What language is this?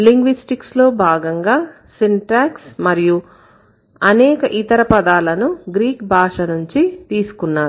Telugu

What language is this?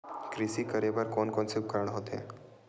Chhattisgarhi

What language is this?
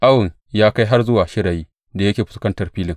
Hausa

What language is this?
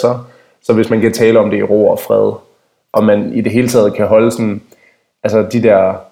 Danish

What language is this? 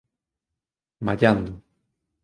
Galician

